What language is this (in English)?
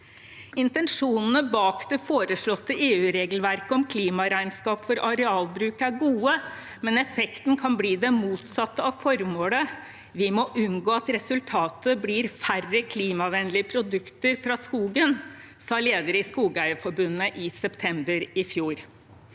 Norwegian